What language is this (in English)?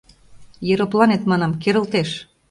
Mari